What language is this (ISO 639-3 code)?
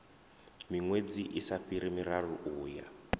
ven